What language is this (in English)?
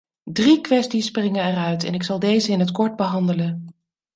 Dutch